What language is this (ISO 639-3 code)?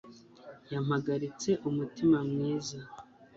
kin